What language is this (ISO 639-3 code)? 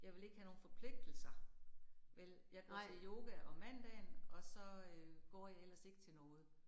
dan